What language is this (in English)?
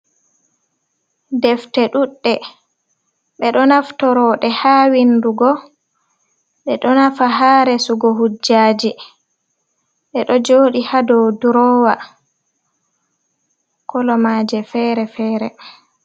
Fula